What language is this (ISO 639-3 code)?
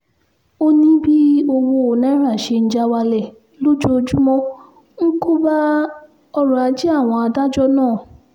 yor